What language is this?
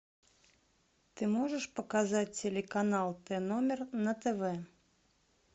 Russian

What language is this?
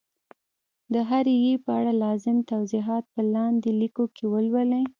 Pashto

